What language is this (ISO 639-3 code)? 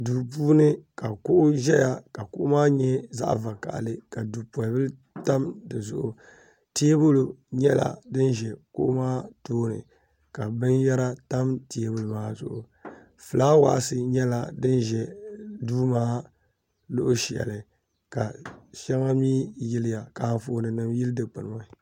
dag